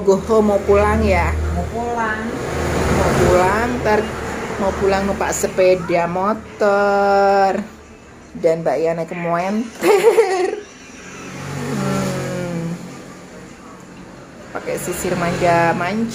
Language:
Indonesian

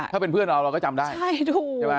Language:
Thai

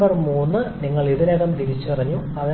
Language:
Malayalam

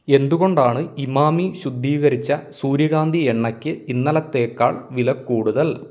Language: Malayalam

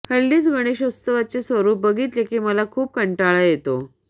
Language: Marathi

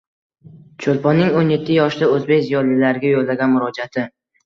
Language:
Uzbek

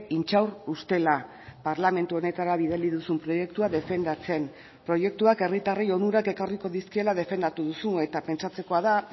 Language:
Basque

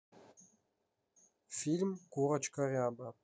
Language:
Russian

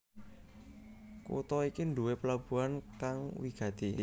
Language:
Javanese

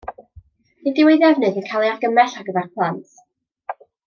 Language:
Welsh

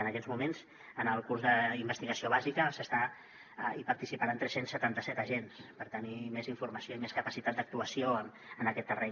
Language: Catalan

